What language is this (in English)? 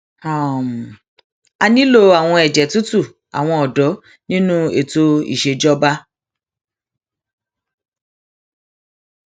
Yoruba